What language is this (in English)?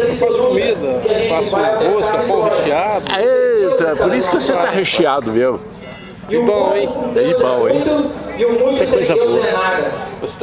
Portuguese